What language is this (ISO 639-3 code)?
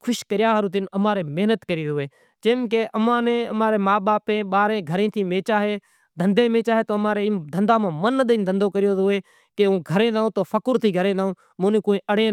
gjk